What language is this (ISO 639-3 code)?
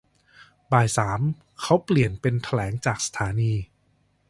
tha